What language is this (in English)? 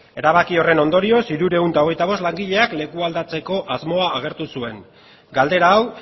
Basque